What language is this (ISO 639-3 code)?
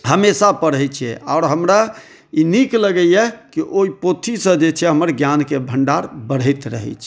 mai